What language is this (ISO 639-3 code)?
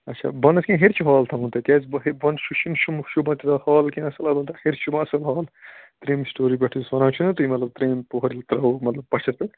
kas